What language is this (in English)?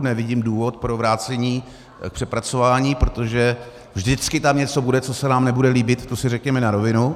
Czech